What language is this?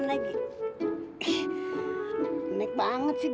Indonesian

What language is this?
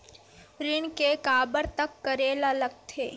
Chhattisgarhi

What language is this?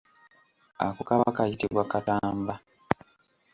Ganda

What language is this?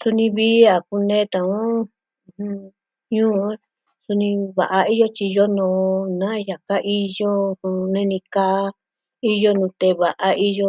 Southwestern Tlaxiaco Mixtec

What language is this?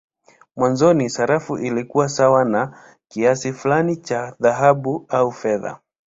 Swahili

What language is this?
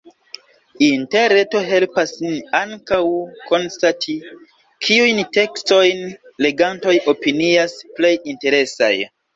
Esperanto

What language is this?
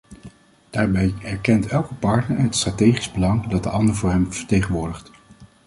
Dutch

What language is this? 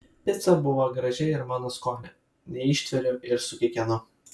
Lithuanian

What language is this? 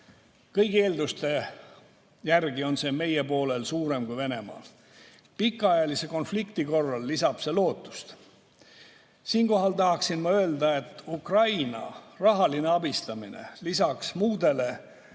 Estonian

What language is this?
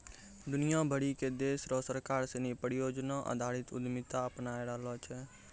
Maithili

